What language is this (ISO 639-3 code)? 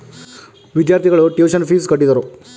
kan